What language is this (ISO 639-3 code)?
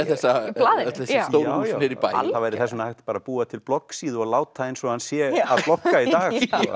isl